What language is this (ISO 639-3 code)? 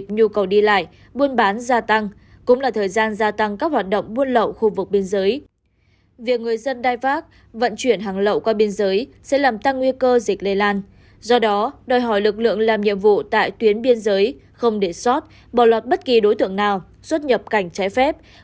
vie